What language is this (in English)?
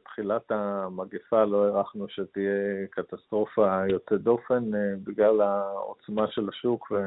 Hebrew